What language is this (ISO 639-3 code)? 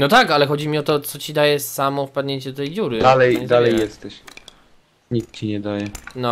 pol